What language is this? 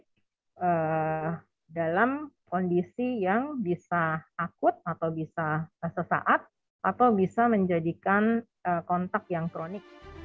Indonesian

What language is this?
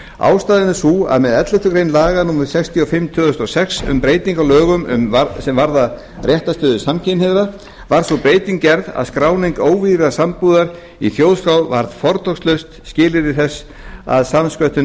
Icelandic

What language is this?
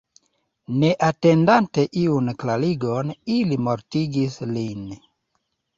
Esperanto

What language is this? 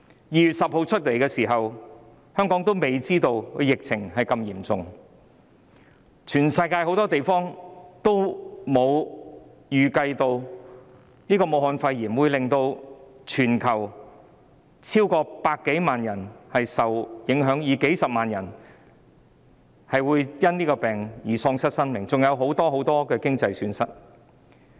Cantonese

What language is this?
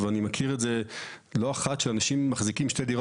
Hebrew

